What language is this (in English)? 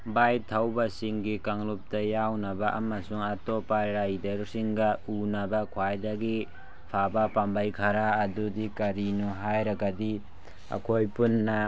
Manipuri